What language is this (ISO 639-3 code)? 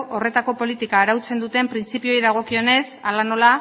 eus